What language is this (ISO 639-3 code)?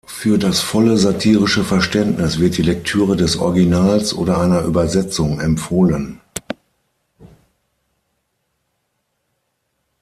deu